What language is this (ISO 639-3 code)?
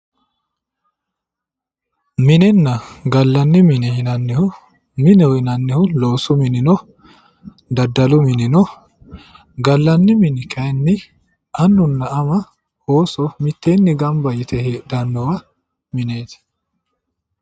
sid